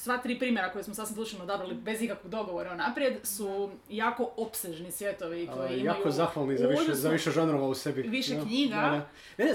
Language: Croatian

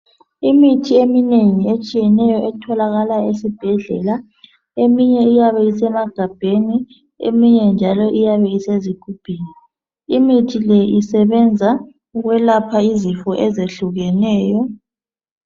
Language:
North Ndebele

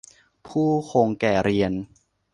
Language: Thai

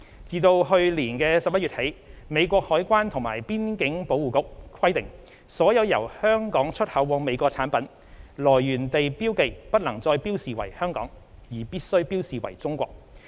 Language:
Cantonese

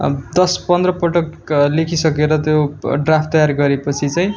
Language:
Nepali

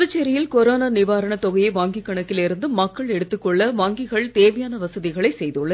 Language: Tamil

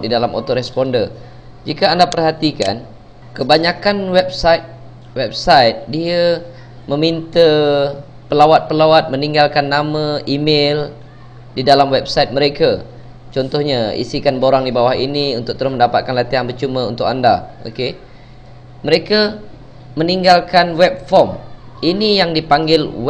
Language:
Malay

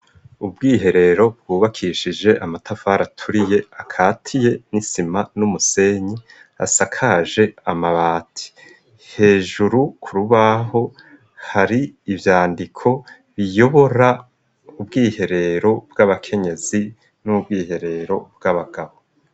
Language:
Rundi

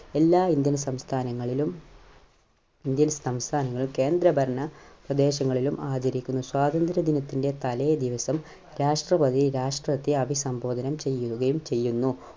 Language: Malayalam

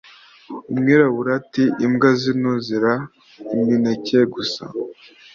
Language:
Kinyarwanda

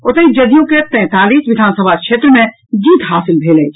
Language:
Maithili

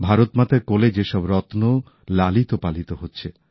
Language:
Bangla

